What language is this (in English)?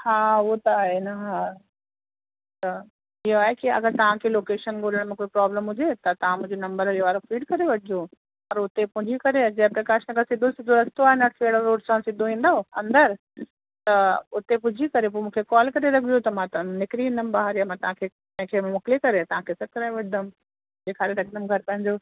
Sindhi